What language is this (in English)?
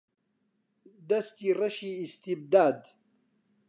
Central Kurdish